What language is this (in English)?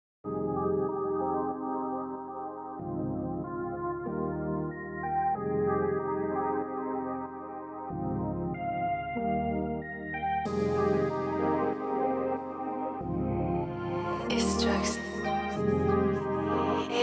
English